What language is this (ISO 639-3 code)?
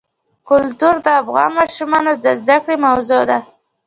pus